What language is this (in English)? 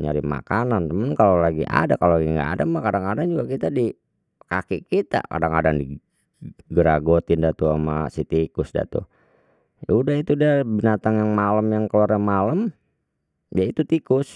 Betawi